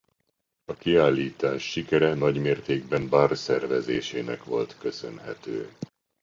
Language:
Hungarian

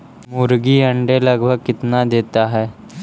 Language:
Magahi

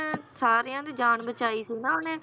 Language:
Punjabi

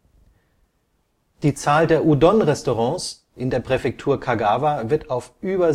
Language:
German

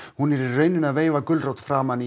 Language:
Icelandic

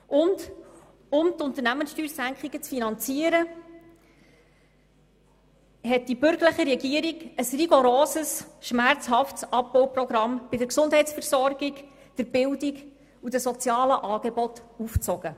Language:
Swiss German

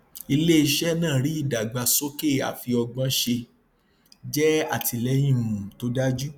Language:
Yoruba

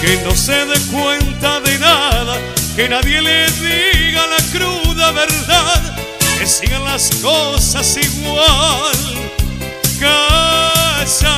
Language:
Spanish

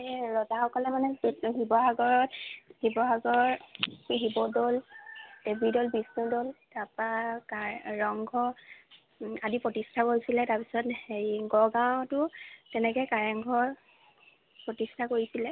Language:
Assamese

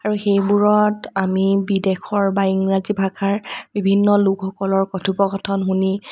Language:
Assamese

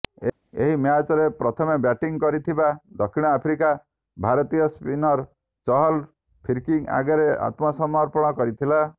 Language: Odia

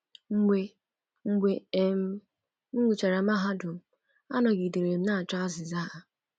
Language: Igbo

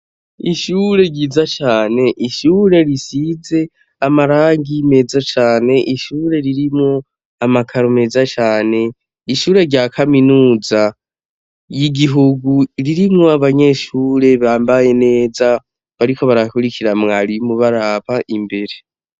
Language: Rundi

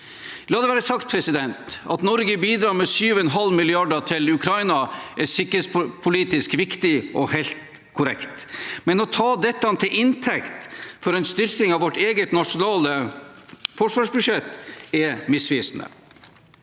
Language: Norwegian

